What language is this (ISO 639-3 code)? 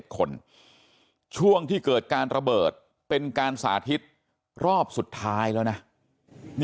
tha